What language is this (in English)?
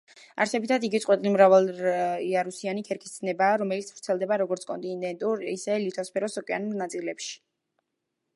Georgian